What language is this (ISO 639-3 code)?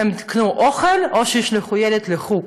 heb